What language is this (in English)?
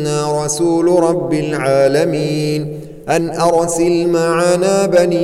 Arabic